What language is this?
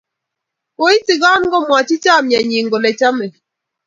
Kalenjin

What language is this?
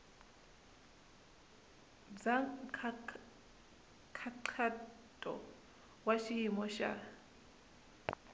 Tsonga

